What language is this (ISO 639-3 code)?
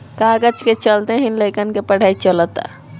bho